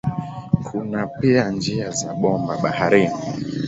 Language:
Swahili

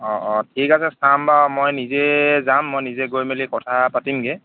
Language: Assamese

